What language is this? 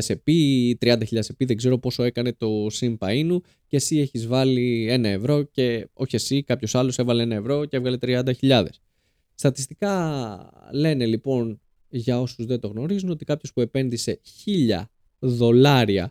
Greek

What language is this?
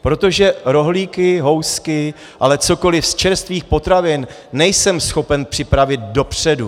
Czech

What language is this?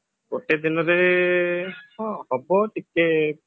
Odia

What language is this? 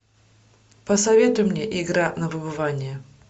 Russian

